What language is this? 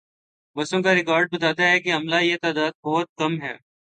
Urdu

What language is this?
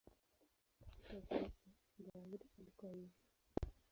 Swahili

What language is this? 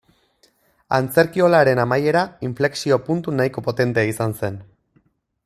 Basque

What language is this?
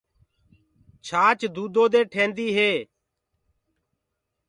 Gurgula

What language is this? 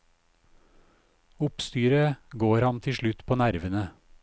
Norwegian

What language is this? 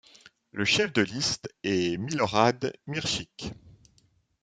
French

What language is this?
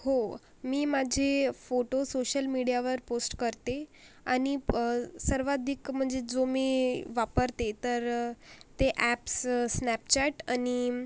Marathi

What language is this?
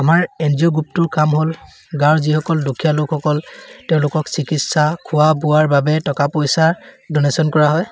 Assamese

